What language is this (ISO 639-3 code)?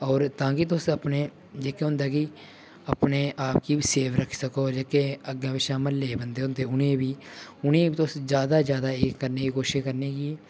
doi